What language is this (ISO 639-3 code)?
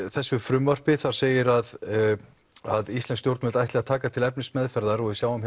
isl